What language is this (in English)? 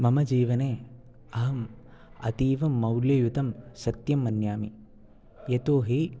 Sanskrit